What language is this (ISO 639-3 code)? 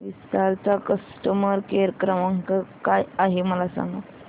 mar